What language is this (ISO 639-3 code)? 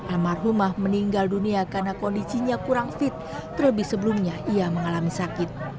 ind